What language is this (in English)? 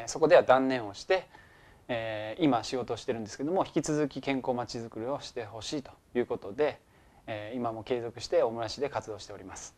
Japanese